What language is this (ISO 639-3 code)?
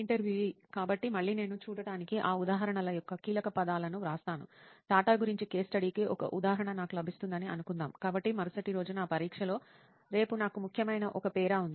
tel